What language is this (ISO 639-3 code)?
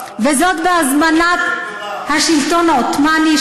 heb